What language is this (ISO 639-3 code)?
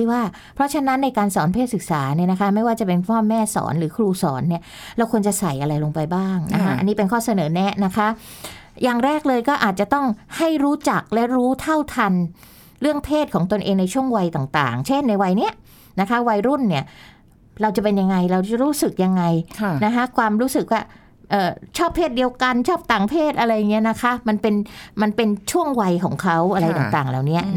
tha